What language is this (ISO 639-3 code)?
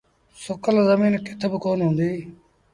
sbn